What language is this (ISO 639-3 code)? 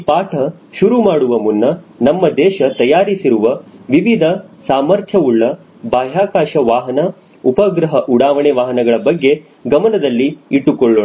kan